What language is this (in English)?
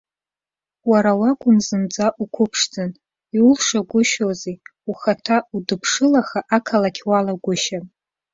Abkhazian